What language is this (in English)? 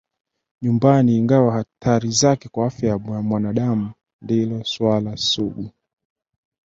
Swahili